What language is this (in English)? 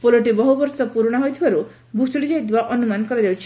Odia